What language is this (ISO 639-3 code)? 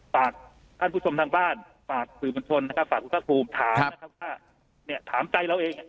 tha